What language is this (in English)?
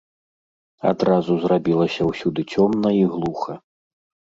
Belarusian